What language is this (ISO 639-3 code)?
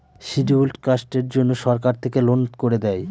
ben